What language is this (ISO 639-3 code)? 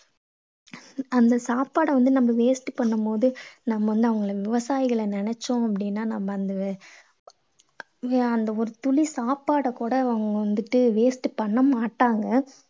tam